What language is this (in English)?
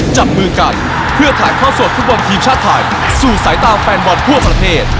Thai